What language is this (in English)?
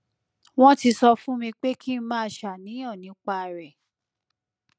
Yoruba